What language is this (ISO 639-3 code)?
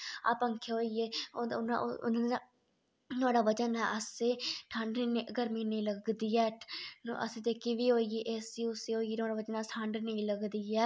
doi